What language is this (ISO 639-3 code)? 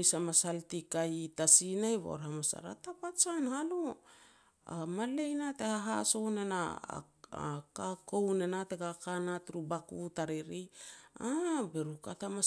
pex